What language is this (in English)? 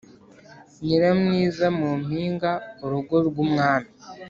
Kinyarwanda